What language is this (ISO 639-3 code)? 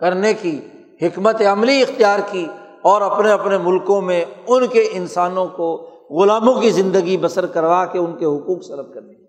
urd